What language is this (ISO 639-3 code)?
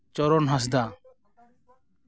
sat